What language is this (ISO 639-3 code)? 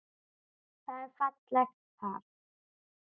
isl